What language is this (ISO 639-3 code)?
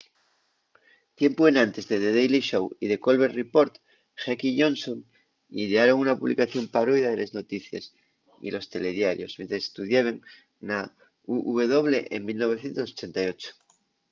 ast